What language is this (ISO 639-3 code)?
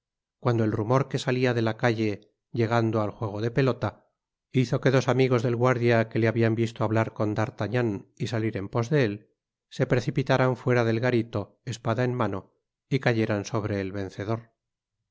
spa